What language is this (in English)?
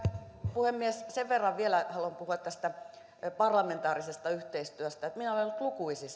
Finnish